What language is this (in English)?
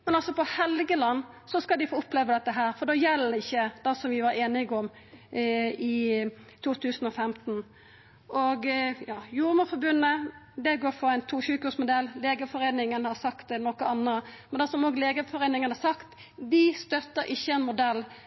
Norwegian Nynorsk